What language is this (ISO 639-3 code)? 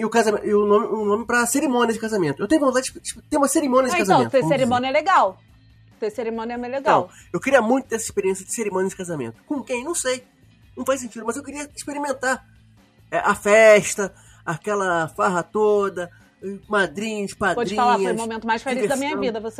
por